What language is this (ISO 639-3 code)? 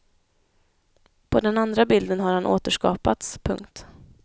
swe